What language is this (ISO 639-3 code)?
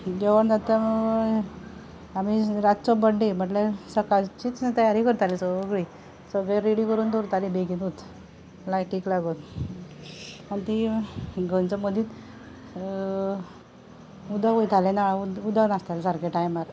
kok